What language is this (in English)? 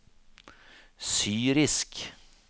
Norwegian